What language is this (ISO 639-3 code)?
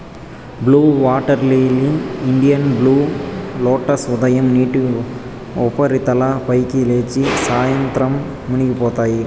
tel